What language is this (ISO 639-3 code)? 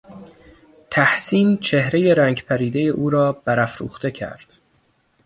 fas